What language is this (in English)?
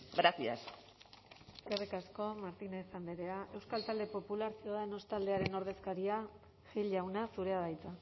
Basque